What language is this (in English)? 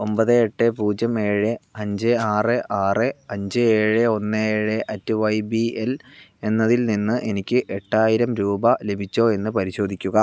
Malayalam